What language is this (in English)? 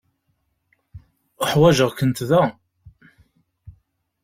Kabyle